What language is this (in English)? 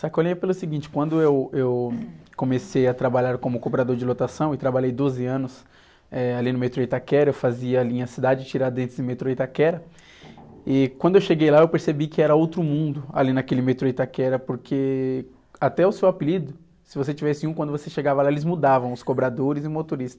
Portuguese